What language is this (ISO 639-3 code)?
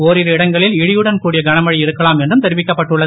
tam